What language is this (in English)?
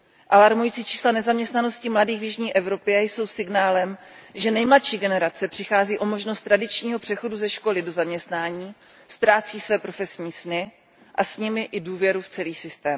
Czech